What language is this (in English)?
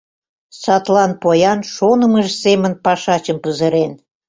Mari